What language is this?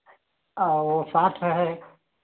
Hindi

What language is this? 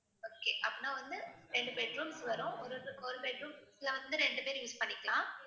Tamil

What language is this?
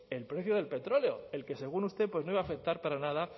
Spanish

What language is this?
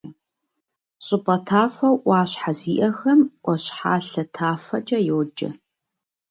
Kabardian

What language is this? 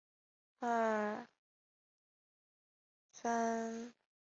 Chinese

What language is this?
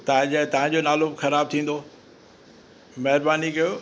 Sindhi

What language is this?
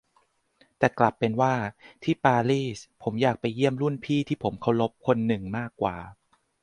Thai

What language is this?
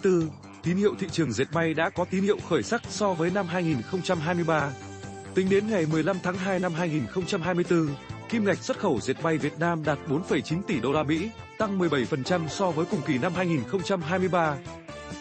Vietnamese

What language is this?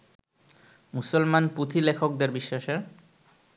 Bangla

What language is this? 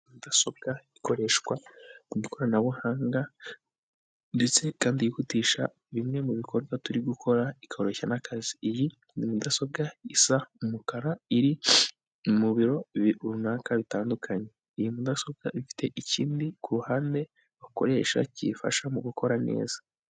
Kinyarwanda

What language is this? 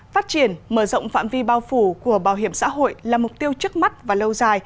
Vietnamese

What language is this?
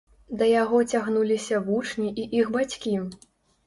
Belarusian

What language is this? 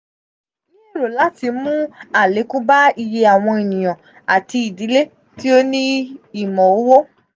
Yoruba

